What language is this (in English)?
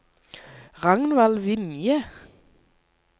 Norwegian